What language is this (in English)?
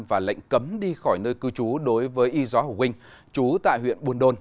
Vietnamese